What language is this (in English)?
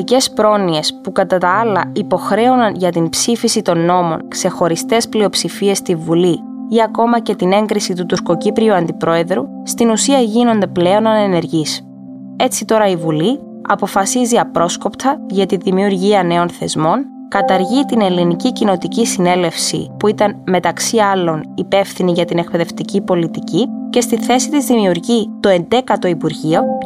Greek